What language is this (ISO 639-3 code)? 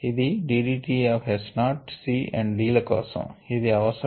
tel